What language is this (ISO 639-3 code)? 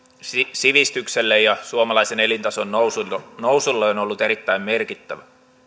fin